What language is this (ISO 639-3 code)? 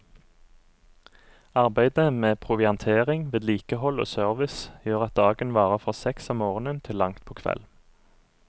nor